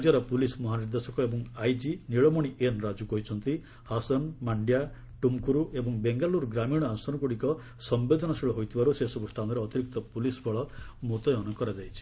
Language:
Odia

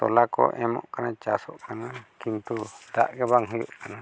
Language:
Santali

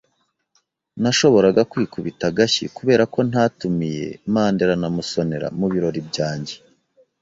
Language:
Kinyarwanda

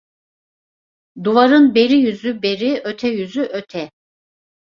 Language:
Turkish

